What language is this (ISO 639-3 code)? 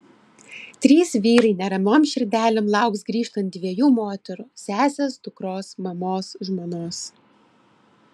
lit